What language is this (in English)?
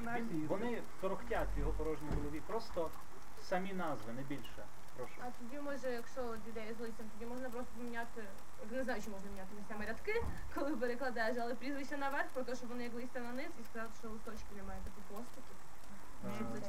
Ukrainian